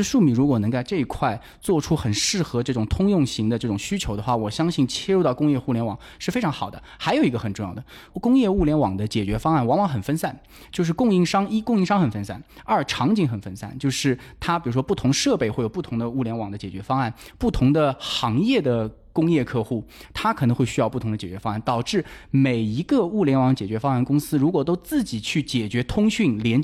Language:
Chinese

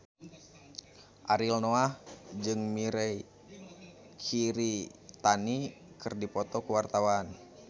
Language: Sundanese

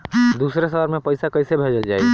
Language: Bhojpuri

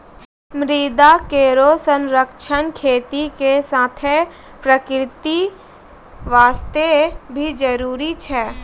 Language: Maithili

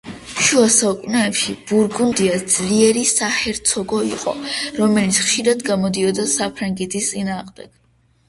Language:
Georgian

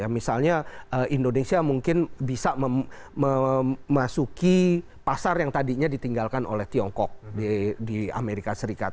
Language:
Indonesian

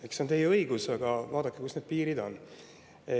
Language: Estonian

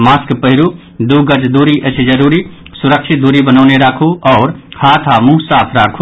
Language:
Maithili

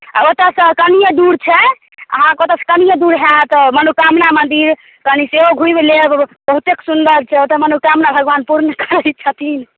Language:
Maithili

